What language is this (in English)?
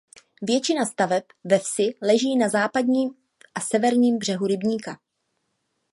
Czech